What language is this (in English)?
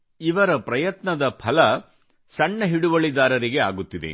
Kannada